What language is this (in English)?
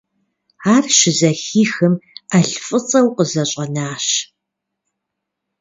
Kabardian